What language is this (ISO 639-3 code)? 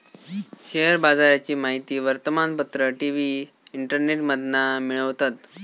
mar